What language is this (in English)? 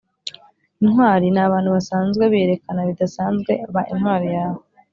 Kinyarwanda